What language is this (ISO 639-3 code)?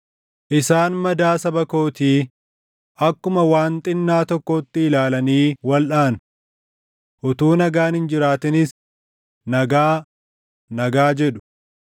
orm